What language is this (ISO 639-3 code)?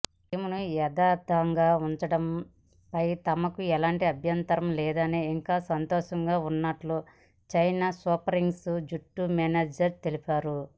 tel